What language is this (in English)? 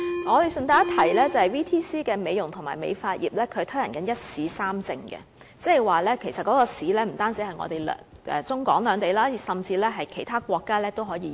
Cantonese